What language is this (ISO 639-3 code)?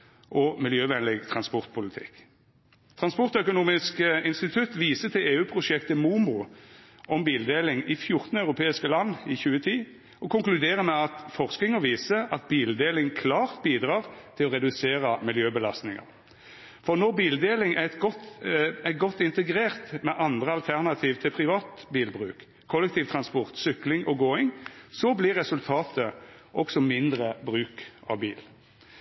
nno